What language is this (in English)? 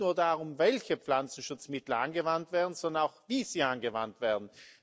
German